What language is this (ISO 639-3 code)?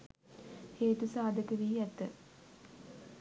sin